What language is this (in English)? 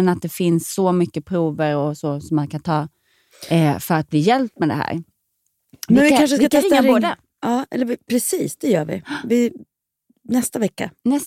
Swedish